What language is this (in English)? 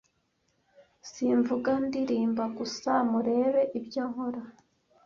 Kinyarwanda